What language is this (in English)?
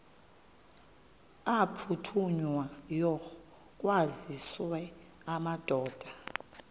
Xhosa